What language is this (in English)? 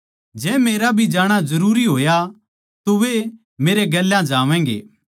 Haryanvi